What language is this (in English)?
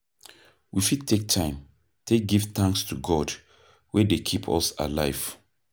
Nigerian Pidgin